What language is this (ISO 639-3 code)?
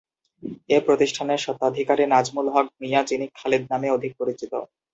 ben